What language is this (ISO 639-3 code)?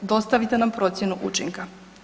hrv